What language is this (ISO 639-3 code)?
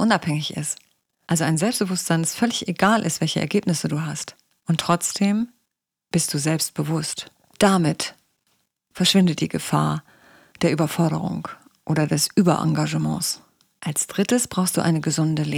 deu